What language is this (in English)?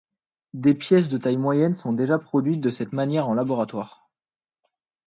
French